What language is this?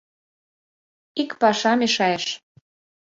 Mari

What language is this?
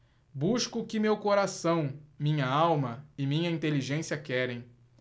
Portuguese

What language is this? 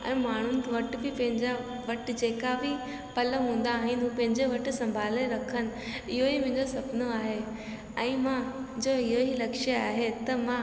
Sindhi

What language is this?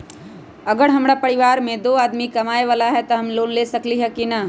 Magahi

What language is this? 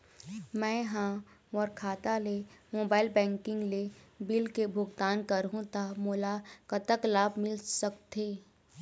Chhattisgarhi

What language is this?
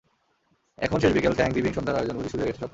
Bangla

